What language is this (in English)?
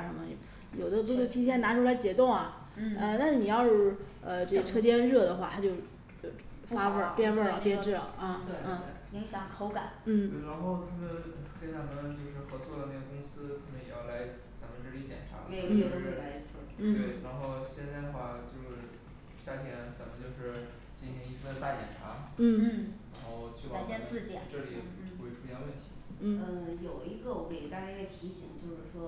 Chinese